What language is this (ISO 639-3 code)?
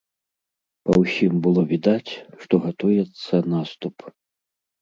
bel